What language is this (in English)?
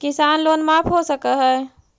Magahi